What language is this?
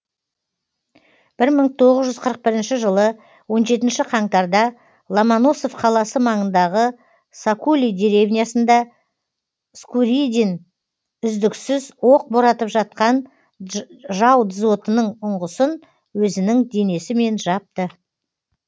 Kazakh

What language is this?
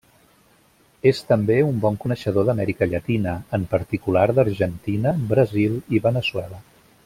Catalan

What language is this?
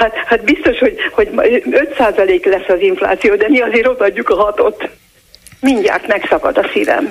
Hungarian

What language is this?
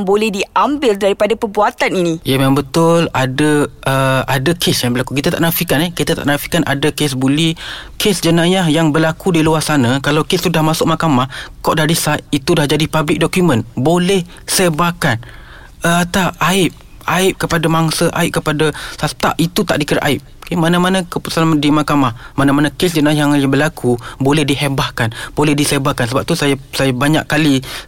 Malay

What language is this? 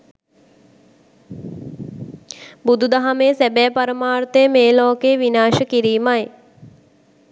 Sinhala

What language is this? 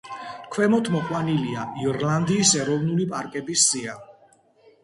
Georgian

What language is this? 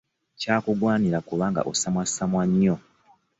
Ganda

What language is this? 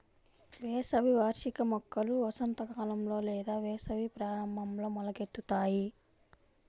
Telugu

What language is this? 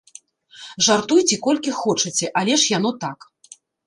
Belarusian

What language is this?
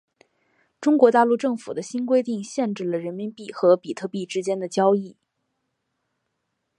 Chinese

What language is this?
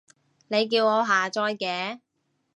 Cantonese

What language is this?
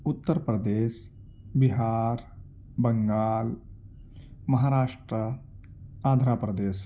Urdu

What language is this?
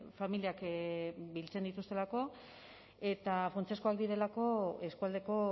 Basque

